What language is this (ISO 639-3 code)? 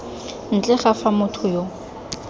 tsn